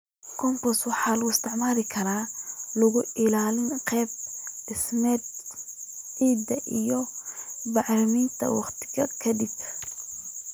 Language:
Somali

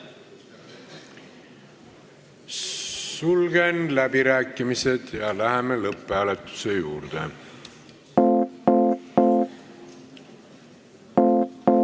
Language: Estonian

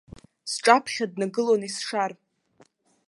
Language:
Abkhazian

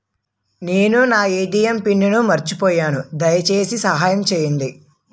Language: Telugu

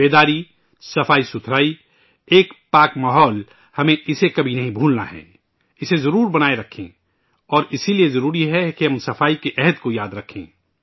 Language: Urdu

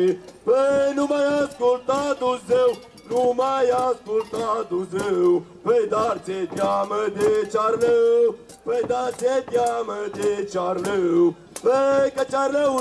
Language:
Romanian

